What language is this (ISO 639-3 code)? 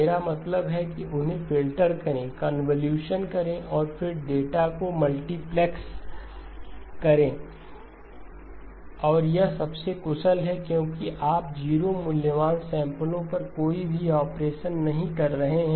hin